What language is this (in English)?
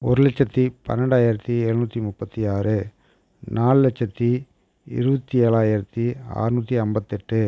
Tamil